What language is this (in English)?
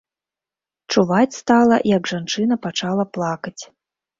Belarusian